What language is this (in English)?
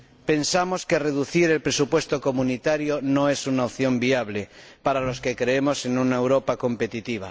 Spanish